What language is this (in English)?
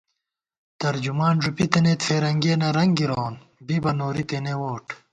Gawar-Bati